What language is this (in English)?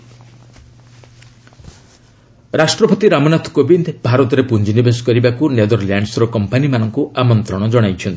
Odia